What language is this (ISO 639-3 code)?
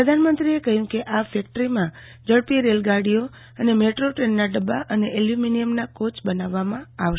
guj